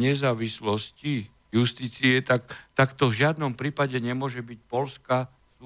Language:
Slovak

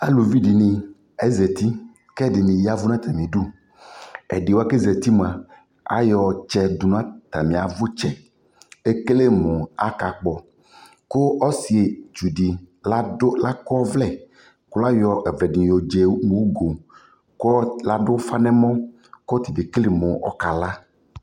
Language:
Ikposo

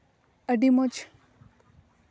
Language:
Santali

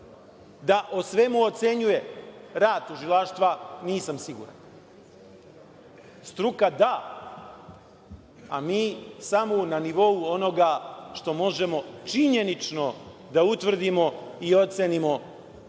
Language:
Serbian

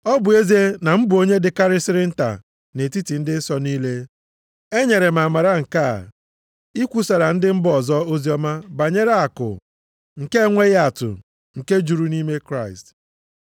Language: Igbo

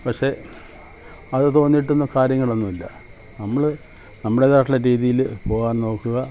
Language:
Malayalam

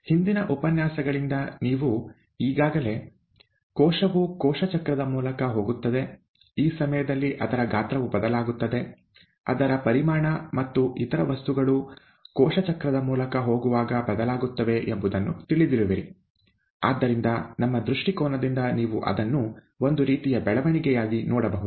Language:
Kannada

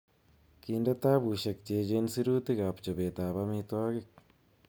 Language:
Kalenjin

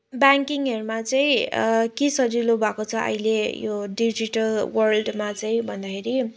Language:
Nepali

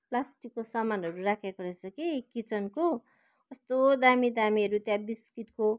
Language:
Nepali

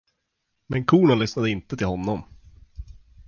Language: Swedish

